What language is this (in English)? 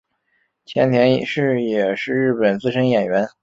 Chinese